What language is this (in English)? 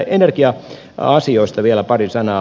Finnish